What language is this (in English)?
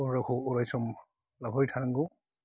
Bodo